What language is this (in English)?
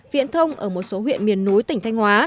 Vietnamese